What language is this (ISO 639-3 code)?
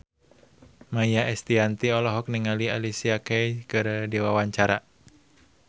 sun